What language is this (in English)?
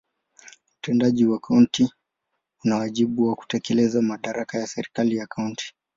Swahili